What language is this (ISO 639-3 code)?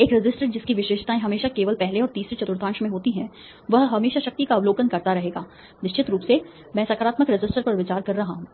hin